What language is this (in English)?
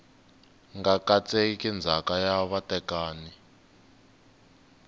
Tsonga